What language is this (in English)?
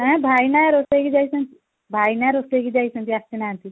Odia